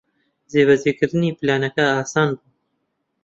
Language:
Central Kurdish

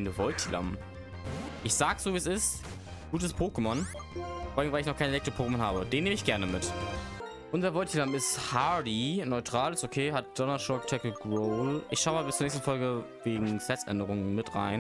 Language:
German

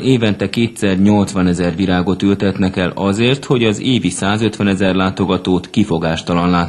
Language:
Hungarian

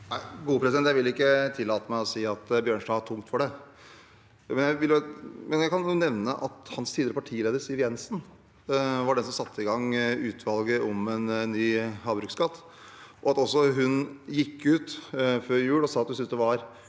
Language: Norwegian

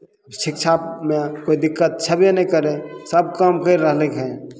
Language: Maithili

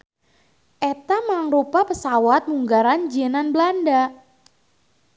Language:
Sundanese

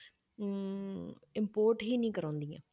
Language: Punjabi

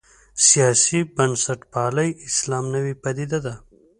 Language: Pashto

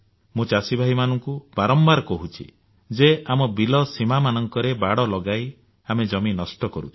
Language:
Odia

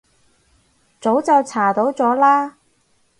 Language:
Cantonese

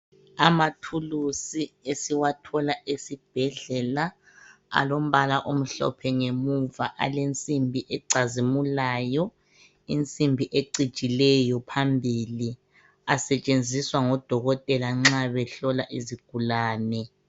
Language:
North Ndebele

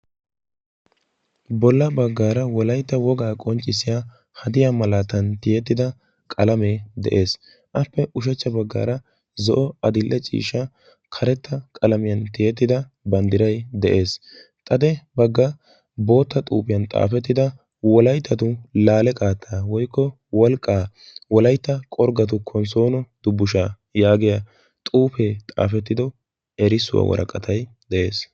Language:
Wolaytta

